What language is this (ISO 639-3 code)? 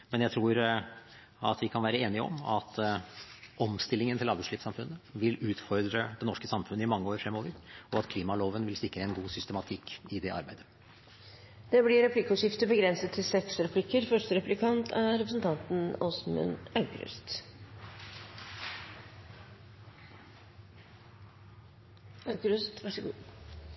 nob